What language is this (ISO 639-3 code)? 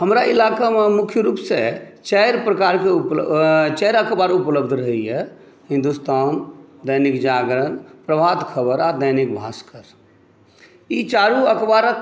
mai